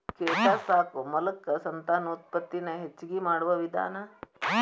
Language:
Kannada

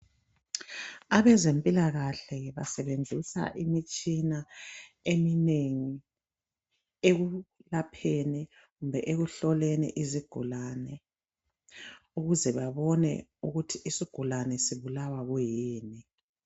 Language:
North Ndebele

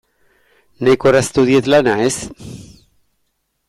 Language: Basque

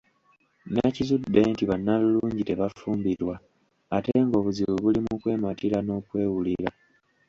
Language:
Ganda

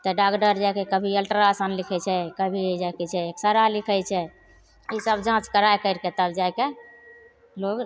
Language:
Maithili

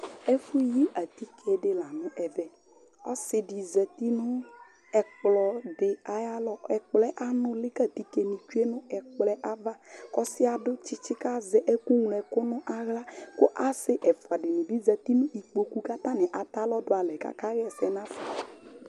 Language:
Ikposo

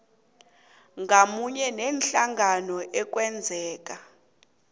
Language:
South Ndebele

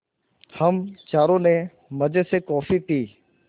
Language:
Hindi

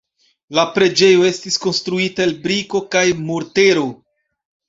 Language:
Esperanto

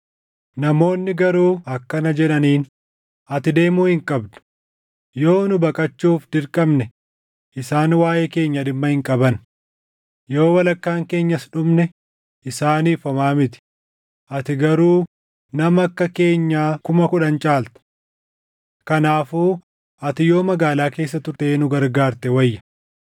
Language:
Oromo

